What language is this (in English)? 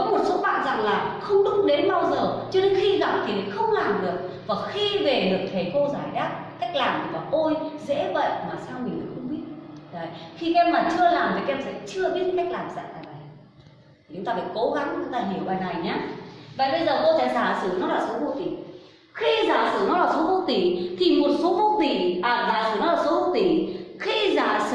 Vietnamese